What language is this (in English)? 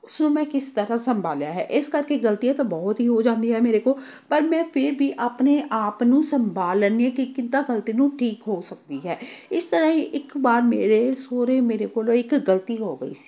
Punjabi